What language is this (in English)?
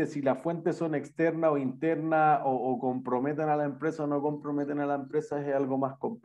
Spanish